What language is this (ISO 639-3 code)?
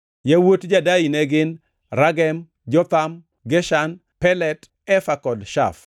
luo